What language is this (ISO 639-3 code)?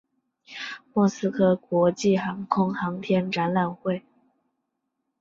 zho